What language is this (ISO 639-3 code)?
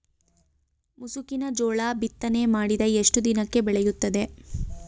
kan